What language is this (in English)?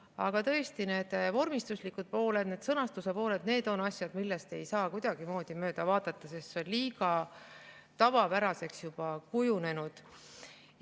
Estonian